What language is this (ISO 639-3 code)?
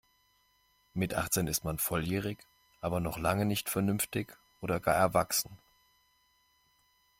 deu